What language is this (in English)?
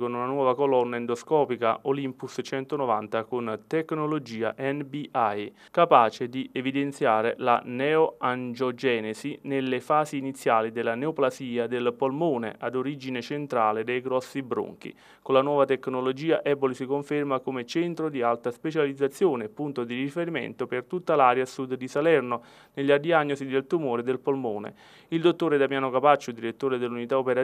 Italian